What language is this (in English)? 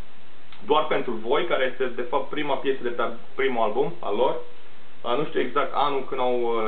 Romanian